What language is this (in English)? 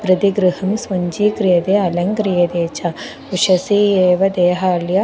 Sanskrit